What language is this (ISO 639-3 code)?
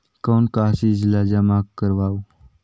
hne